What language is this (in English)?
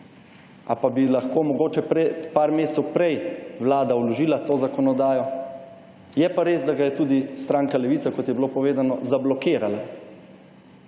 Slovenian